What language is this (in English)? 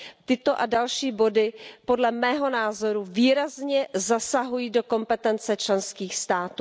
Czech